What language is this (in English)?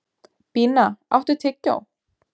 Icelandic